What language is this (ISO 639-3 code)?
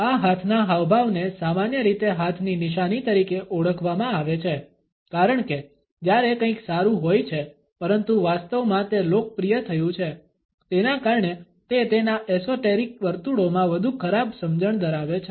guj